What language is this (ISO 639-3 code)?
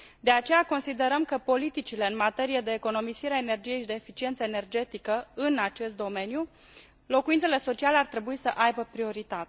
ron